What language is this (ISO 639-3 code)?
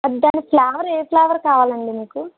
tel